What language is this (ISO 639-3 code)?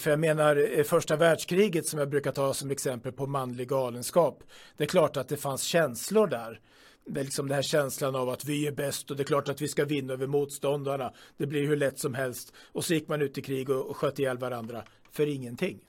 swe